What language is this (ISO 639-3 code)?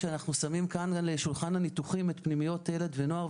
heb